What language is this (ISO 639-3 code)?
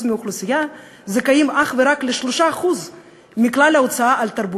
heb